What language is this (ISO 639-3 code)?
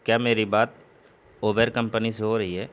urd